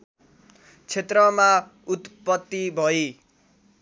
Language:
Nepali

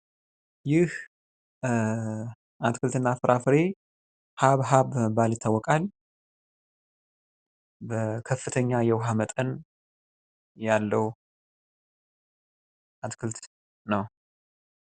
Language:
Amharic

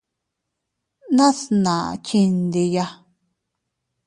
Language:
Teutila Cuicatec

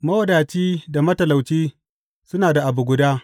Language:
Hausa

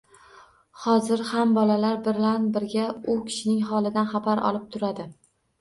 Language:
Uzbek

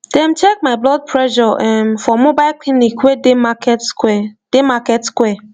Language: Nigerian Pidgin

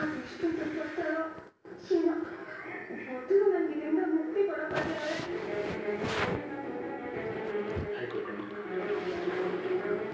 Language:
Kannada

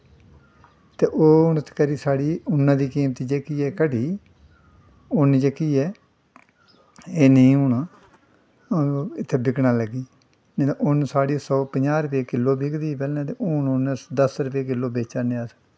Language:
Dogri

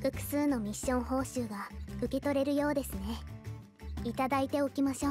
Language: Japanese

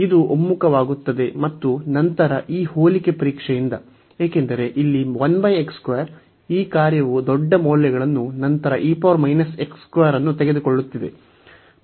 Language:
Kannada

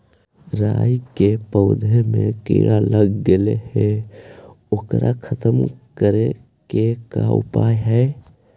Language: Magahi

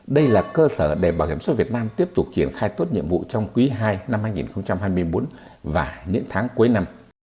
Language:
Vietnamese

